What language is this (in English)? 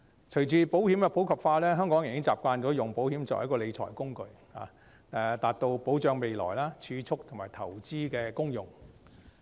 Cantonese